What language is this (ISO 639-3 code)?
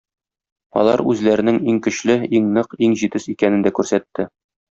tat